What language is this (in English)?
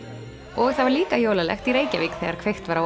Icelandic